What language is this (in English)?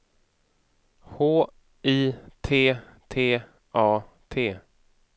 Swedish